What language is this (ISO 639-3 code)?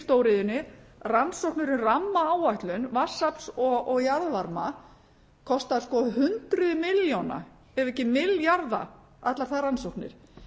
isl